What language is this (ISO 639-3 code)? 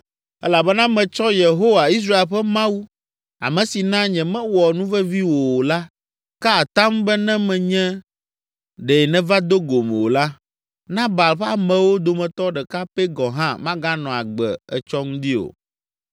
ewe